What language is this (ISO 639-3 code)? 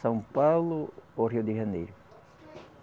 por